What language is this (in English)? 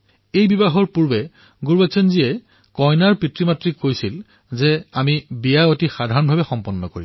Assamese